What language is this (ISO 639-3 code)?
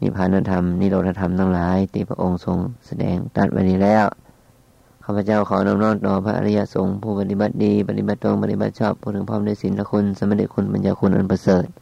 tha